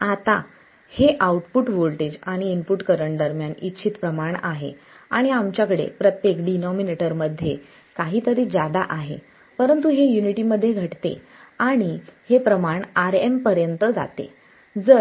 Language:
Marathi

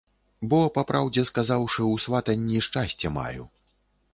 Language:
Belarusian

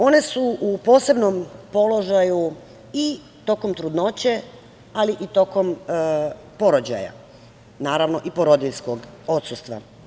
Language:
Serbian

